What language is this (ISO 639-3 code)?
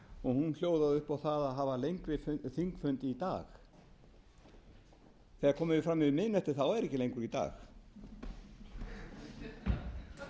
isl